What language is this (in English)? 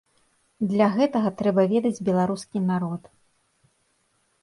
Belarusian